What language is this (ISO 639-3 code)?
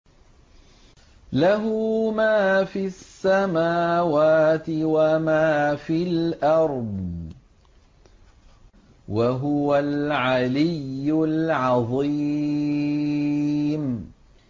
ara